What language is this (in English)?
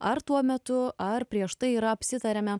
Lithuanian